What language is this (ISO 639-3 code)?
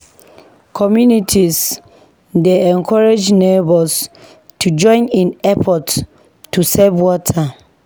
pcm